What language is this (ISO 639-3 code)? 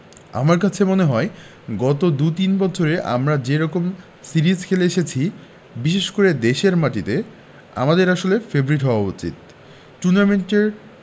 ben